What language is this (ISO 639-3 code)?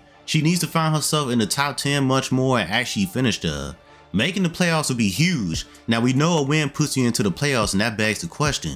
eng